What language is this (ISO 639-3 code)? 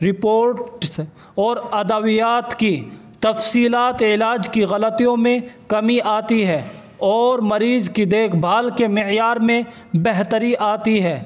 urd